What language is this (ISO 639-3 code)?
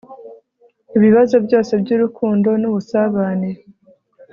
kin